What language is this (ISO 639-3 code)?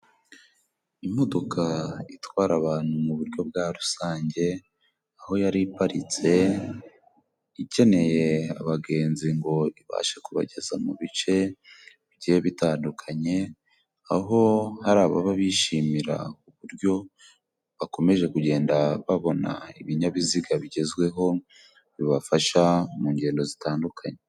kin